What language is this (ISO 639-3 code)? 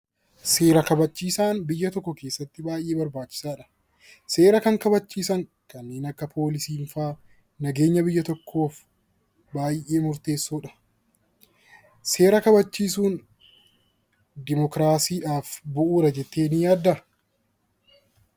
orm